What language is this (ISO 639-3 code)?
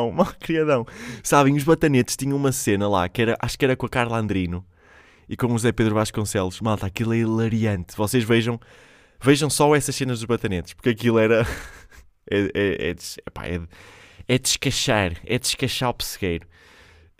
por